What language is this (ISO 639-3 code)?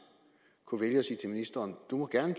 dan